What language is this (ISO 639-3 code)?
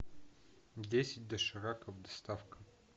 rus